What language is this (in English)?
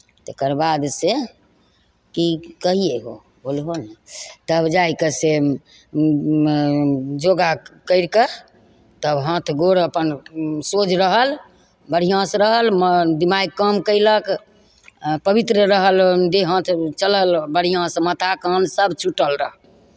Maithili